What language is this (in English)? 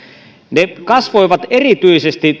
Finnish